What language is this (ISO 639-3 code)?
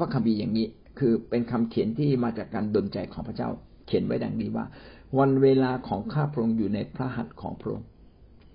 tha